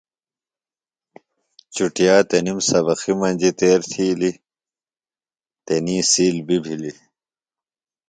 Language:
Phalura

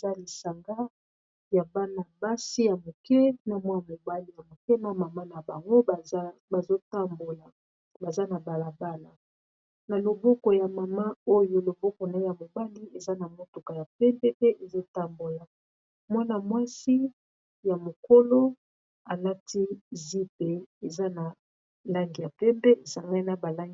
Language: Lingala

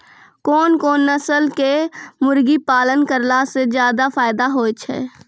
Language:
Maithili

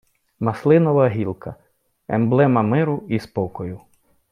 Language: Ukrainian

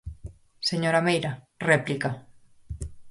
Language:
Galician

